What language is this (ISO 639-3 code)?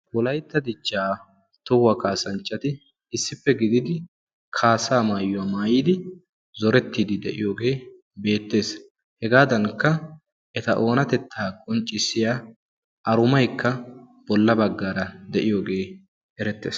wal